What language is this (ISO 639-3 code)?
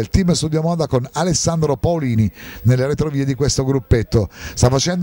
ita